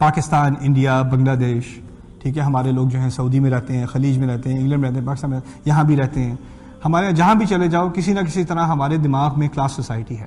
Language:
Urdu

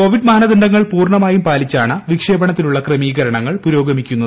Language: Malayalam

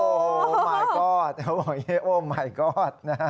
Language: Thai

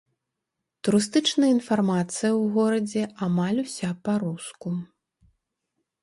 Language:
Belarusian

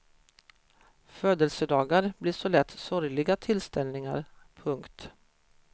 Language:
Swedish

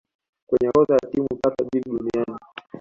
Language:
Swahili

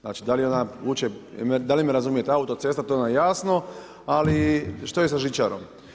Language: Croatian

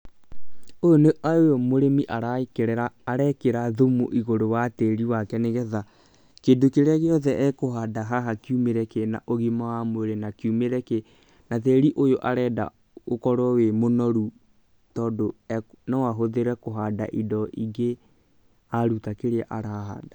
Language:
Kikuyu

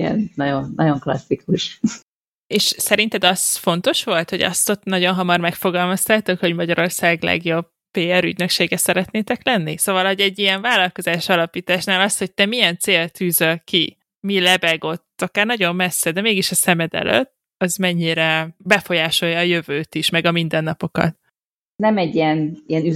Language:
Hungarian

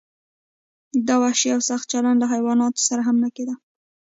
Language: Pashto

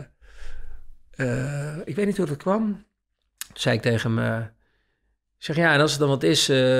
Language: Dutch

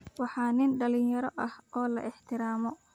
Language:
Somali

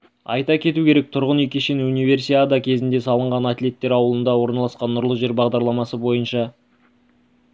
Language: Kazakh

